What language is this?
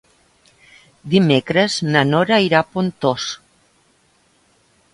Catalan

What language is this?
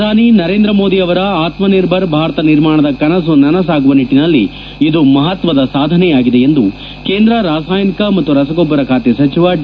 Kannada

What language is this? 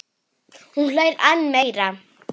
Icelandic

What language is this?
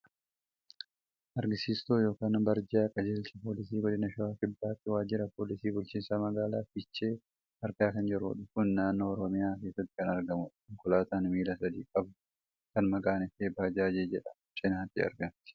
Oromo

